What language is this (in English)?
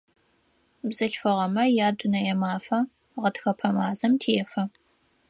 Adyghe